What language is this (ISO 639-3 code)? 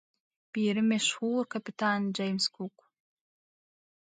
tuk